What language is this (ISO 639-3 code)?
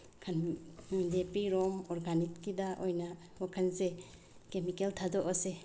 mni